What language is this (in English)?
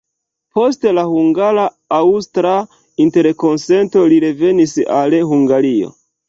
Esperanto